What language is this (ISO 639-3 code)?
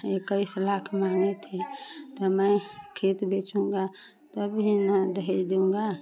hin